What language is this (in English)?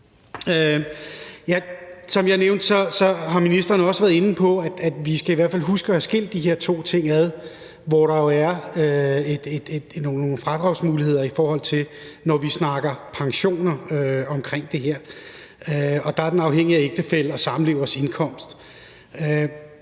Danish